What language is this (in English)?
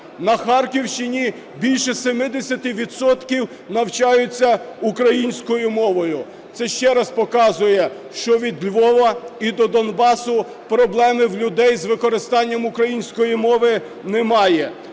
Ukrainian